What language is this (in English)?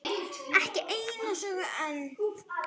Icelandic